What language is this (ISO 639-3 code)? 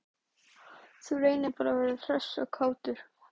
isl